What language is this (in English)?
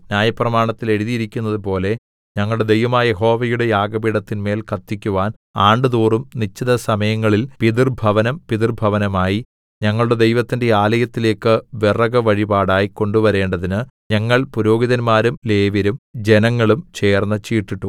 Malayalam